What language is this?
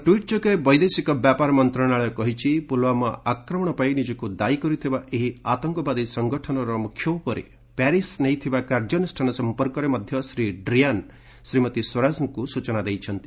Odia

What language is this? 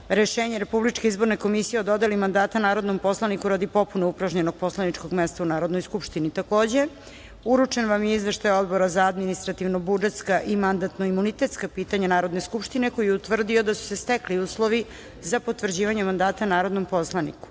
Serbian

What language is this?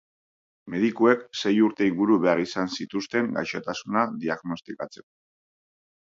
Basque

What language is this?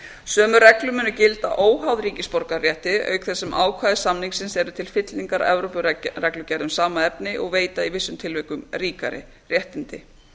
Icelandic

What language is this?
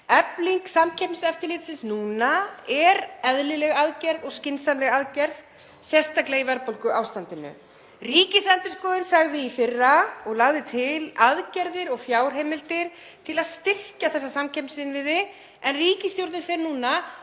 Icelandic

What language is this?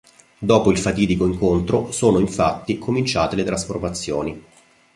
Italian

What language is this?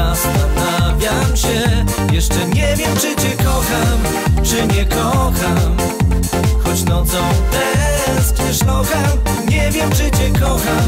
Polish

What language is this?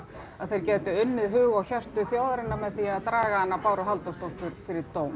Icelandic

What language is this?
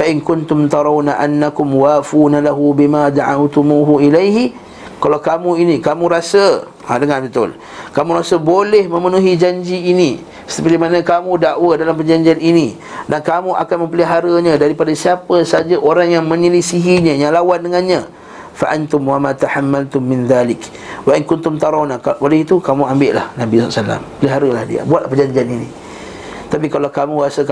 Malay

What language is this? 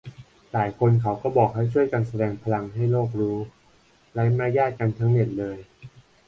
Thai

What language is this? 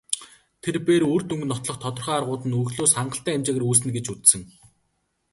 Mongolian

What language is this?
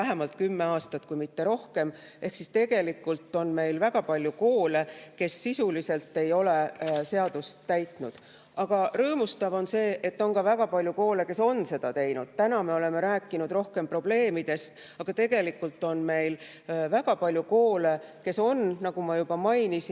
Estonian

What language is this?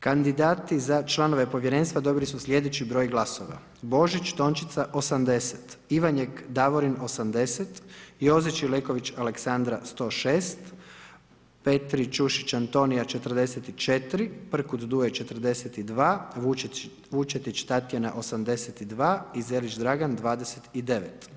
Croatian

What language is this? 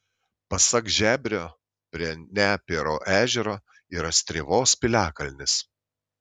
Lithuanian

